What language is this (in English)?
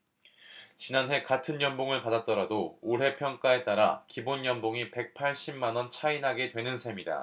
Korean